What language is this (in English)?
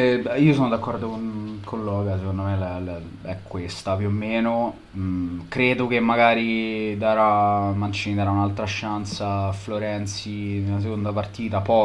Italian